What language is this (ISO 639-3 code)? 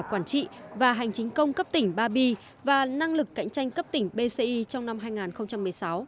vie